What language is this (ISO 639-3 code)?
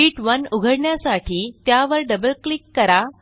mar